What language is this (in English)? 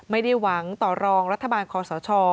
Thai